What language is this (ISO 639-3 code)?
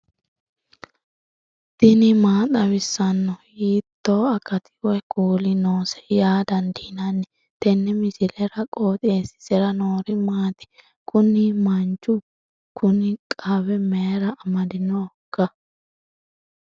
sid